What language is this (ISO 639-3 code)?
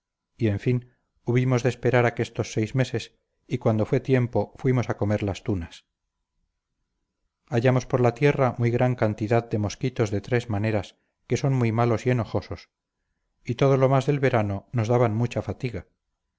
spa